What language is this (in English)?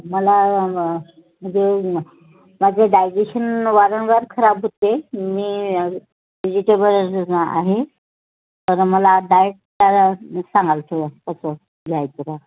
Marathi